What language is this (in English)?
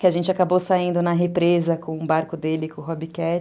Portuguese